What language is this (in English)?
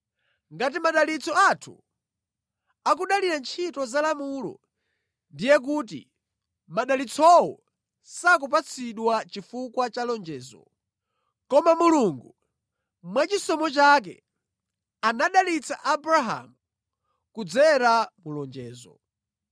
Nyanja